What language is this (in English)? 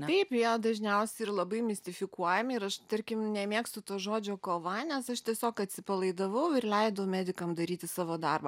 Lithuanian